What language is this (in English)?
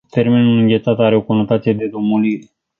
Romanian